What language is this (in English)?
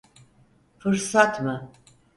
Turkish